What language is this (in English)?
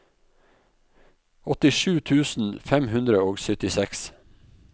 Norwegian